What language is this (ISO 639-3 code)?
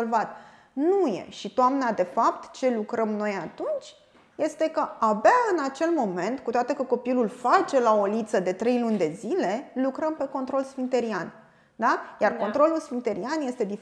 ron